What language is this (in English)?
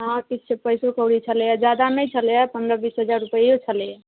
Maithili